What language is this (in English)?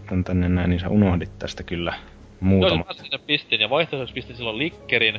Finnish